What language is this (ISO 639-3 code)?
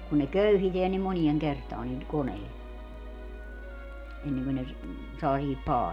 fin